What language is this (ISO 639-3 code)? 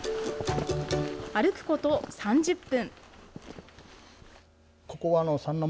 jpn